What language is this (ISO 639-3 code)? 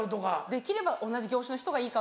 jpn